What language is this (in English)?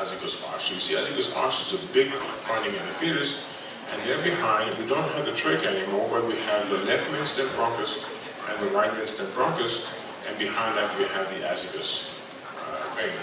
English